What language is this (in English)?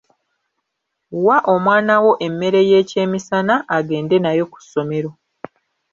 Ganda